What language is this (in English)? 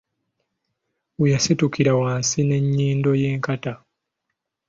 Ganda